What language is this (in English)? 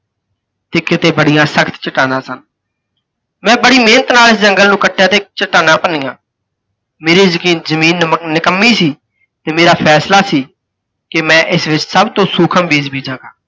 Punjabi